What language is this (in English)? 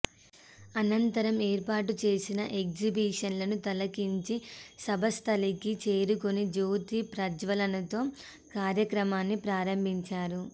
Telugu